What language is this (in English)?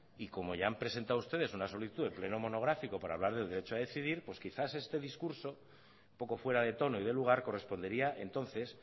Spanish